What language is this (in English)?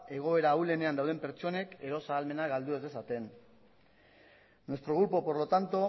Basque